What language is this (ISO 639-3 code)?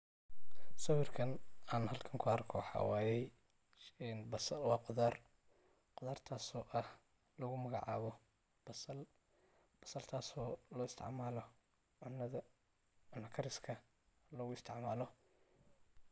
som